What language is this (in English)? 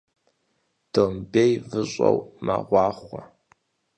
Kabardian